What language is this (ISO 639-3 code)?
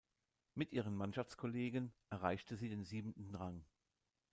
deu